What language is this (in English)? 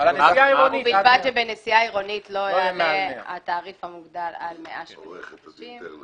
Hebrew